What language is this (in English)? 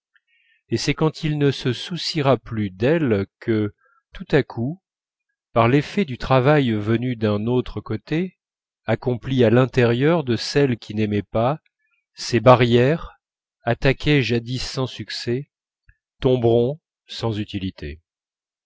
French